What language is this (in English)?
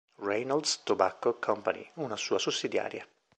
Italian